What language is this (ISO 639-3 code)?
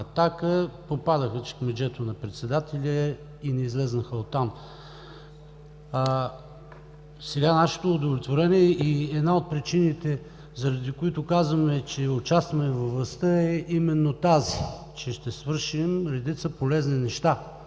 bul